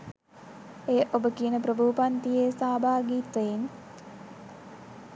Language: Sinhala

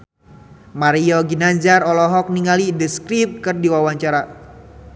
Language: Sundanese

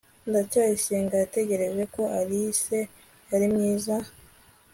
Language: Kinyarwanda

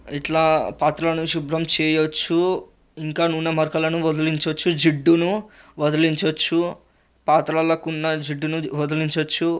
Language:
Telugu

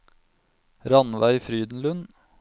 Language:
Norwegian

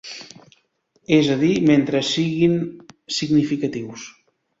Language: Catalan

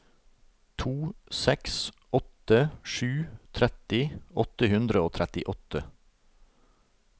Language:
Norwegian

